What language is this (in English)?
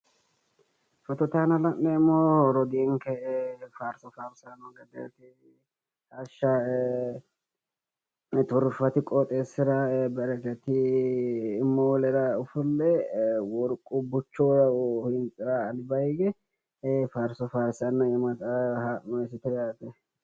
Sidamo